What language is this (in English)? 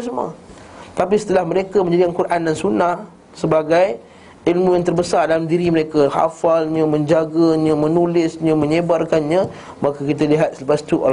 Malay